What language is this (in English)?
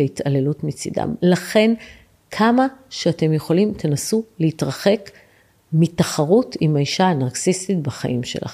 Hebrew